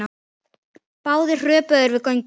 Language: Icelandic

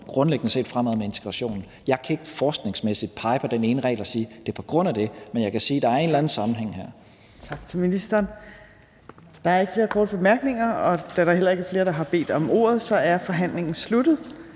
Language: Danish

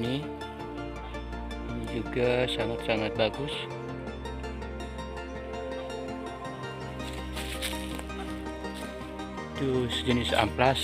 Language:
Indonesian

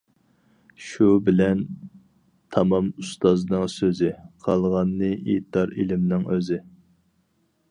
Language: Uyghur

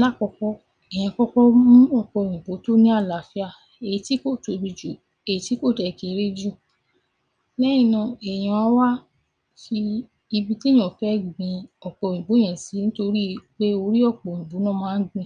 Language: Yoruba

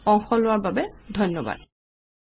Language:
Assamese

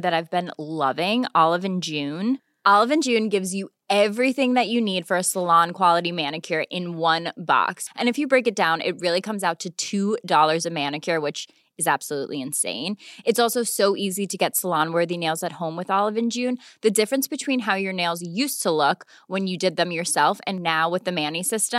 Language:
Swedish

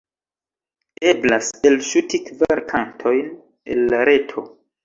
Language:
Esperanto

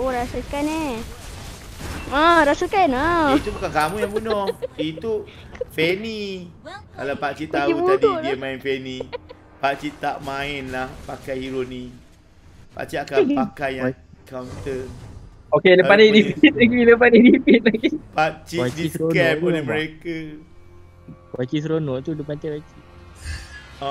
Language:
Malay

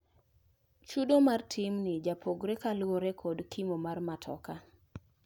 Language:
Luo (Kenya and Tanzania)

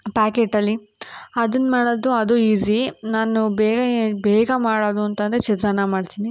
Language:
Kannada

